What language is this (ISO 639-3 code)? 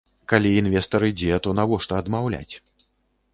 bel